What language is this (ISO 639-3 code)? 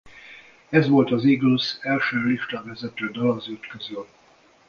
hun